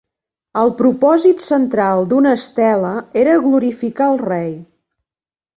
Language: Catalan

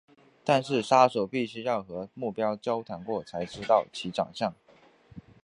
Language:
Chinese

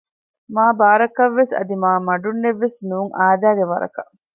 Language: Divehi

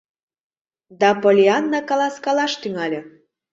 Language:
Mari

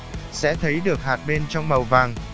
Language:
Vietnamese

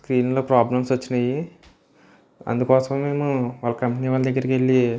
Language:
Telugu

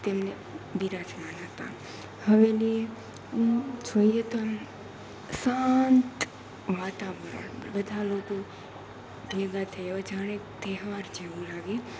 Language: Gujarati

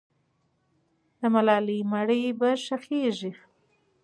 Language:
Pashto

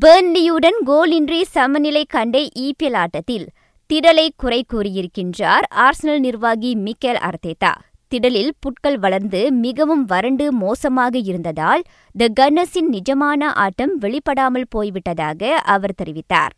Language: Tamil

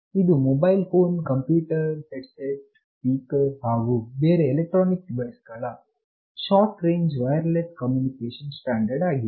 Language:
Kannada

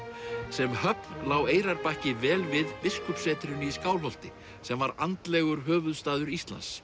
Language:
Icelandic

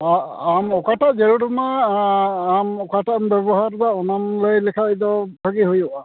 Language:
Santali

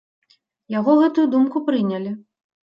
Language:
Belarusian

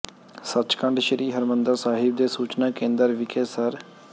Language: Punjabi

